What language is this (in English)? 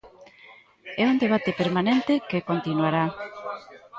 Galician